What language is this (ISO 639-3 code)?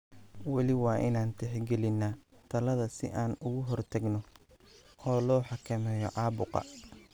som